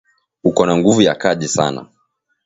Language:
Swahili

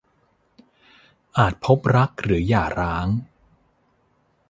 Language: Thai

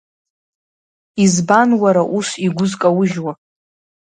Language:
Abkhazian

